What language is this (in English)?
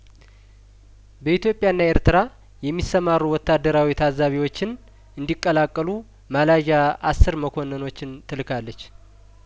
Amharic